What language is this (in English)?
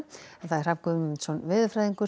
Icelandic